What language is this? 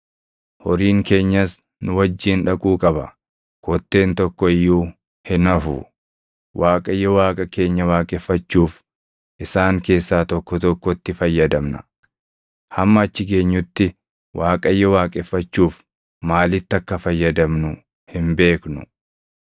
Oromo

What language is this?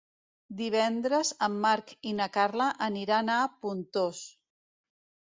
Catalan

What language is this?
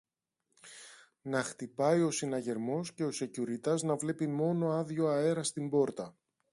Greek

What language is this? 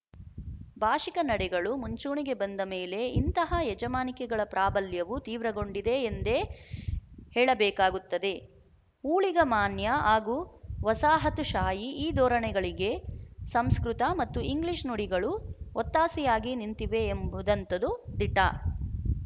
Kannada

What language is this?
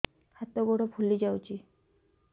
Odia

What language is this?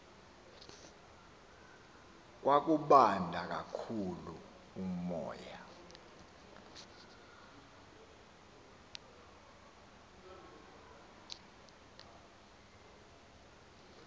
Xhosa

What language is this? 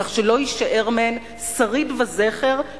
Hebrew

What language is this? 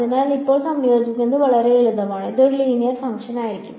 Malayalam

